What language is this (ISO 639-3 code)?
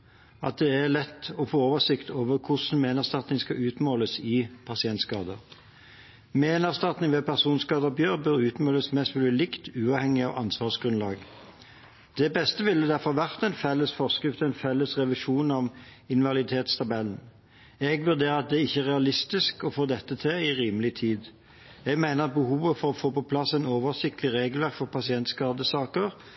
nob